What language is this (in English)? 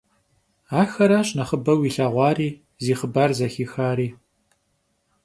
Kabardian